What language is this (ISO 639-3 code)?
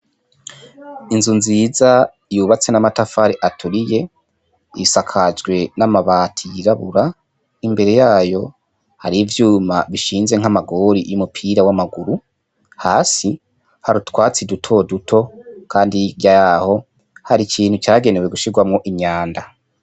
run